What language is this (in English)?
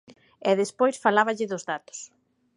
Galician